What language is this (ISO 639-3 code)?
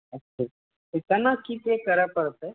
mai